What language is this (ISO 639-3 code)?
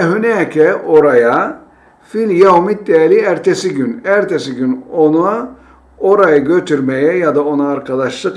tur